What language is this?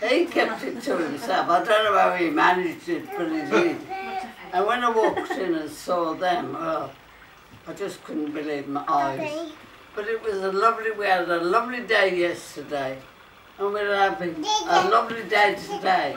English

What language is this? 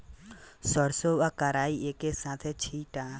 Bhojpuri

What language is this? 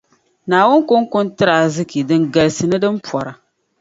Dagbani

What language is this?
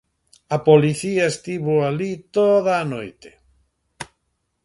Galician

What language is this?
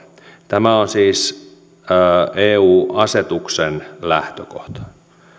Finnish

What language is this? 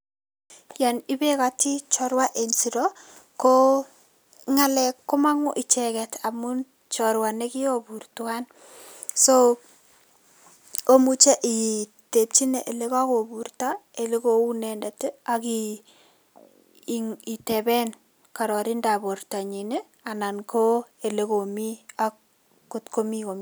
Kalenjin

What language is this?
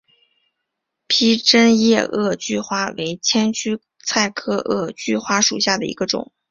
Chinese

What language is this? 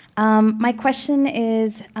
English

